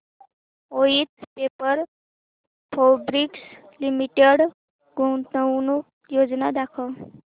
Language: Marathi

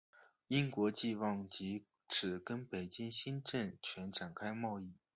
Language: Chinese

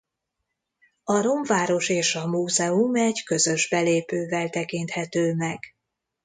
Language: Hungarian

